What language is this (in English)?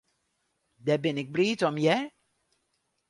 Western Frisian